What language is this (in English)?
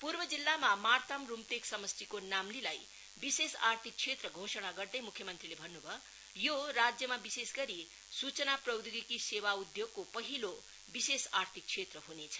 Nepali